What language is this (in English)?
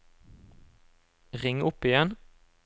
Norwegian